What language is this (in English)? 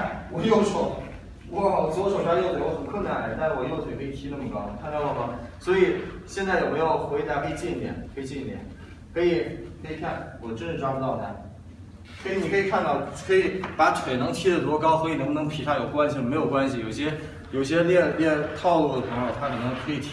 Chinese